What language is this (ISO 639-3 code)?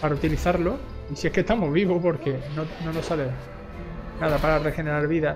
spa